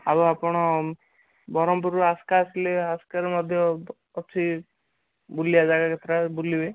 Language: Odia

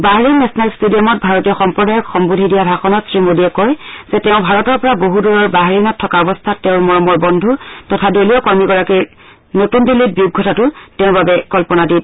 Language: Assamese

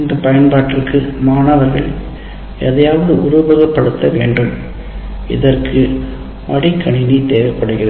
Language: Tamil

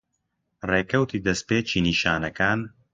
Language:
Central Kurdish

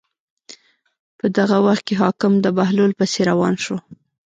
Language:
Pashto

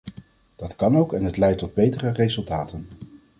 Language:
Dutch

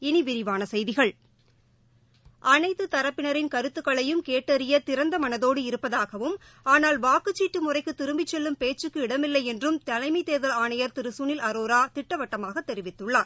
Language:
Tamil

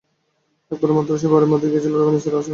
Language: Bangla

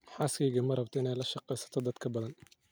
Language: Somali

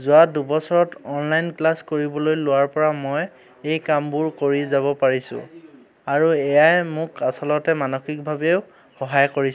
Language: Assamese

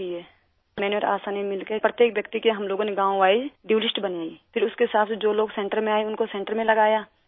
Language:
Urdu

